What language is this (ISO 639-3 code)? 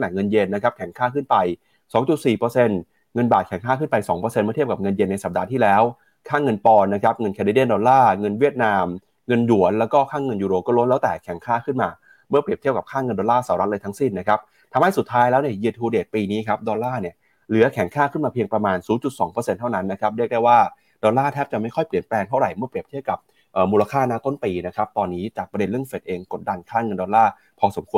tha